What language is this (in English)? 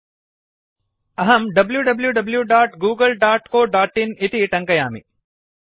Sanskrit